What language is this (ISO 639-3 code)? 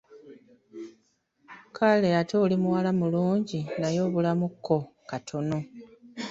lug